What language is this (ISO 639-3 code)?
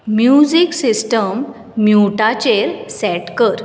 kok